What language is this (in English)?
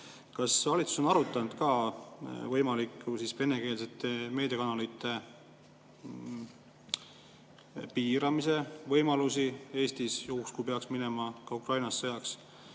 Estonian